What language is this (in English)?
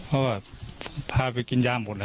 Thai